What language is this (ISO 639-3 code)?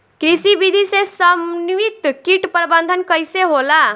bho